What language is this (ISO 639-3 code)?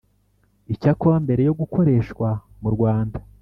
kin